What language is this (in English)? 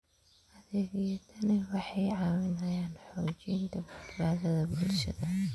Somali